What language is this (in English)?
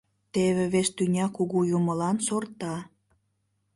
Mari